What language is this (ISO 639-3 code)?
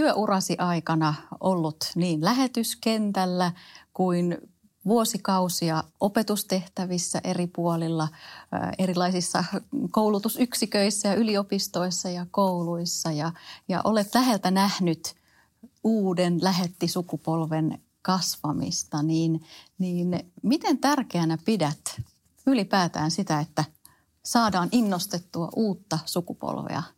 fin